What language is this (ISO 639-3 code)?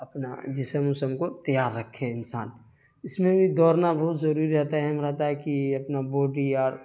urd